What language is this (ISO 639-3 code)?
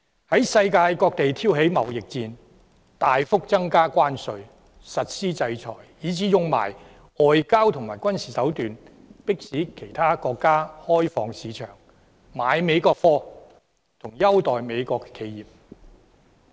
yue